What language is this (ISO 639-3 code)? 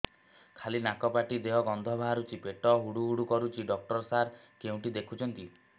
ori